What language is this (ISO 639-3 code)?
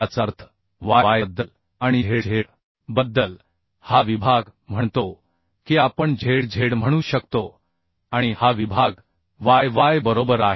mar